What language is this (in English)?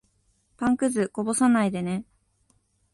Japanese